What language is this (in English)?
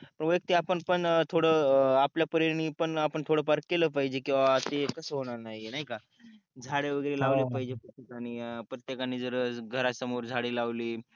Marathi